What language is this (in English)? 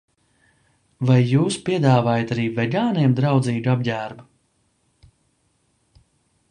Latvian